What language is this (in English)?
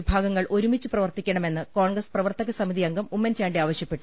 Malayalam